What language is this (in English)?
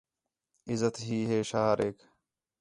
Khetrani